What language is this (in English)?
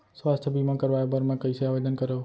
Chhattisgarhi